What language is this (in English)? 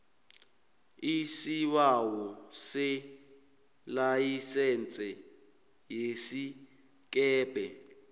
South Ndebele